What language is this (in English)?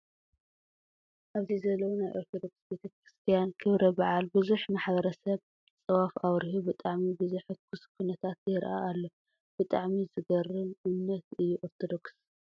Tigrinya